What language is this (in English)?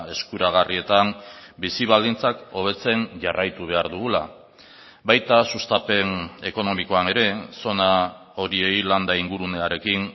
Basque